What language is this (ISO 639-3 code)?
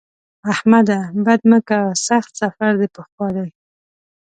pus